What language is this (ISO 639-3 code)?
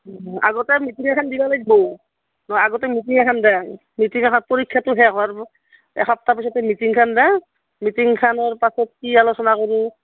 asm